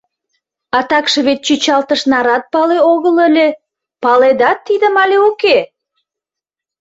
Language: Mari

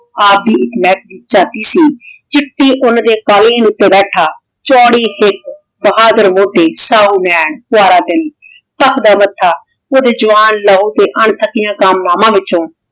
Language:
Punjabi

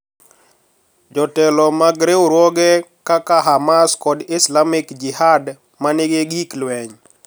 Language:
Luo (Kenya and Tanzania)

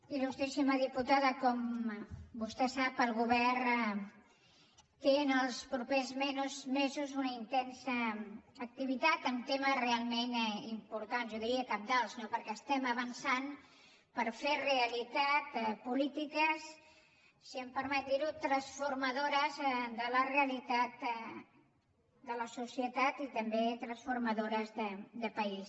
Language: Catalan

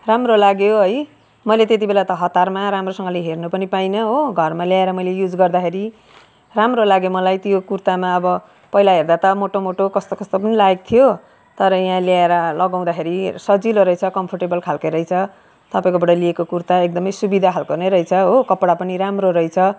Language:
Nepali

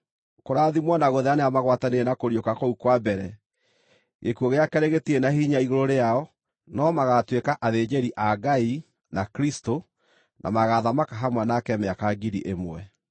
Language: Kikuyu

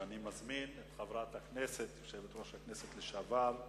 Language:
Hebrew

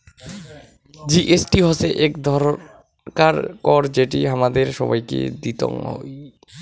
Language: Bangla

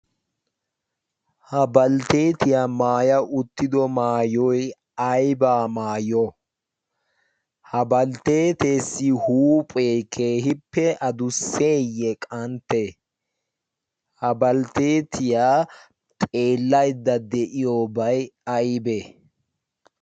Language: Wolaytta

